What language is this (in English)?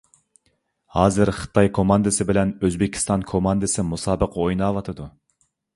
Uyghur